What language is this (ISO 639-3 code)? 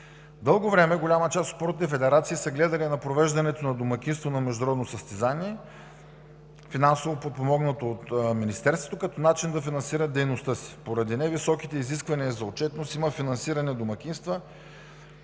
bul